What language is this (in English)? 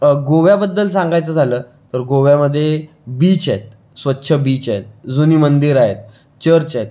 Marathi